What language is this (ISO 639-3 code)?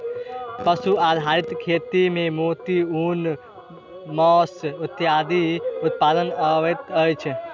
mai